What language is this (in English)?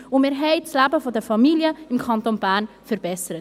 Swiss German